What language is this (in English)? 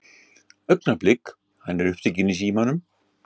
Icelandic